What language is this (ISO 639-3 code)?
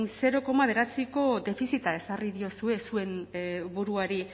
eus